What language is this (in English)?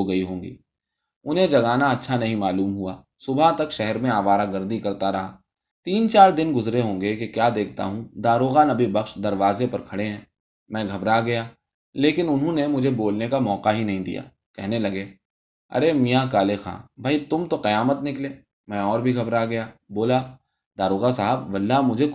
Urdu